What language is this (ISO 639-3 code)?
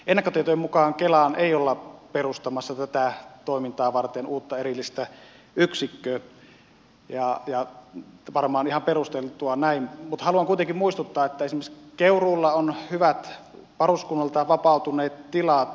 fin